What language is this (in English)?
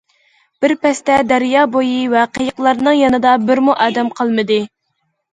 Uyghur